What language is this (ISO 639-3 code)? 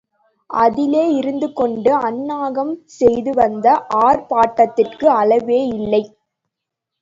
tam